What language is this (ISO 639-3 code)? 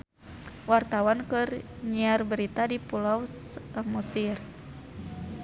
sun